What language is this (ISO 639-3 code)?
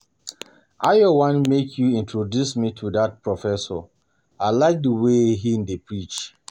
pcm